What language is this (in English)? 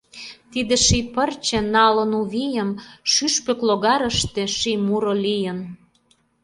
Mari